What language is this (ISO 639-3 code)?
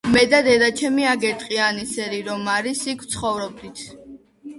kat